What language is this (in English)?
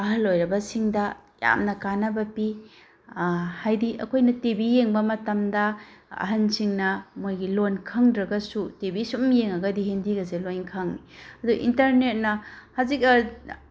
Manipuri